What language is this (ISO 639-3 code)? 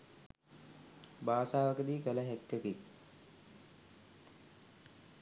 sin